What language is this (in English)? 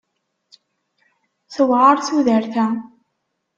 Kabyle